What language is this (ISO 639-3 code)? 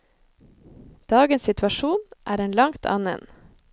nor